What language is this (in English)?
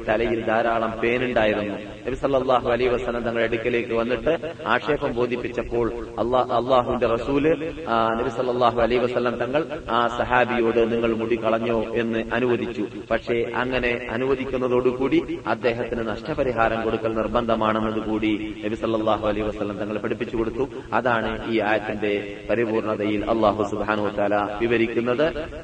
Malayalam